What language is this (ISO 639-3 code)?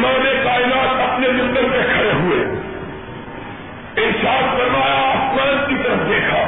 urd